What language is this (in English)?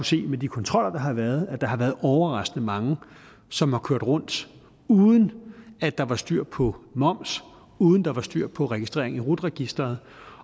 Danish